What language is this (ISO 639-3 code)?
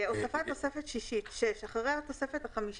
heb